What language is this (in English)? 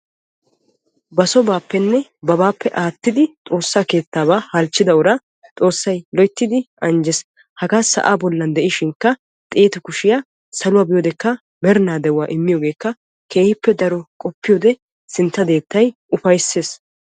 Wolaytta